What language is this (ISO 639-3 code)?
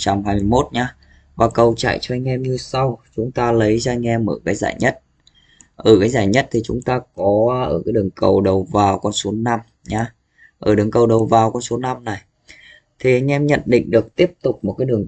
vie